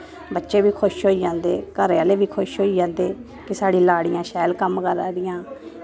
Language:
Dogri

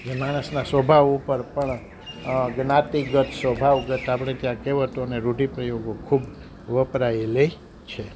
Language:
Gujarati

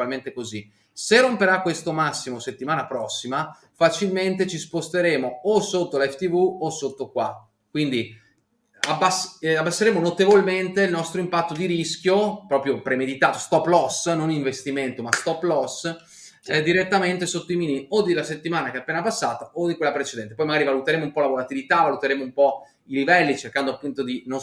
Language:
Italian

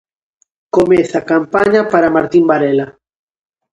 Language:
Galician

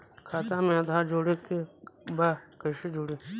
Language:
Bhojpuri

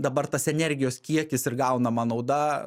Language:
Lithuanian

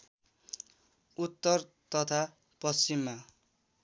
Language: Nepali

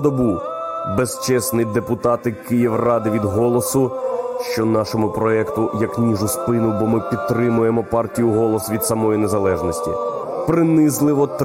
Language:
Ukrainian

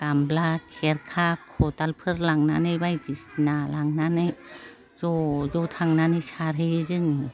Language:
Bodo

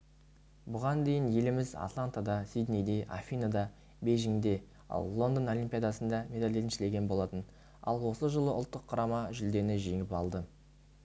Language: Kazakh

